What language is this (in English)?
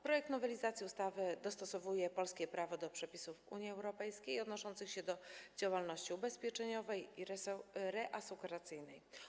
Polish